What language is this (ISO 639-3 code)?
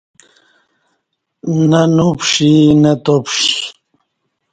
bsh